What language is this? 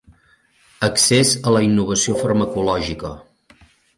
Catalan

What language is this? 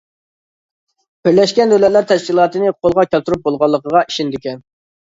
Uyghur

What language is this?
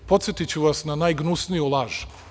Serbian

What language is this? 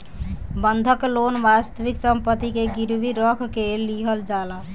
Bhojpuri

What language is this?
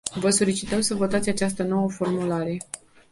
Romanian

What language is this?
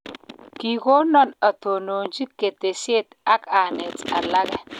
Kalenjin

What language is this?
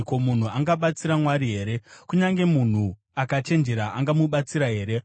Shona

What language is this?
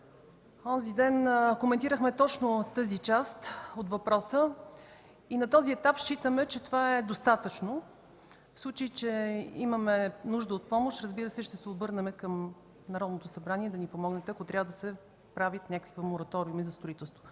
Bulgarian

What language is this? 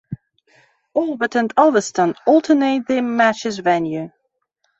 English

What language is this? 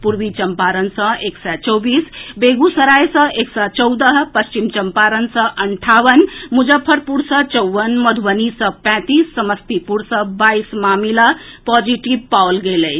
Maithili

